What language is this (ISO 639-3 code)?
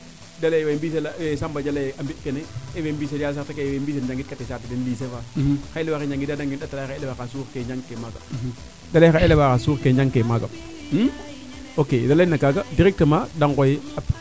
srr